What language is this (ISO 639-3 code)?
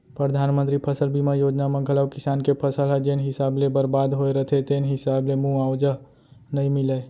hne